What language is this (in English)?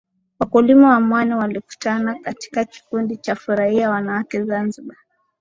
Swahili